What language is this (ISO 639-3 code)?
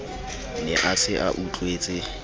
sot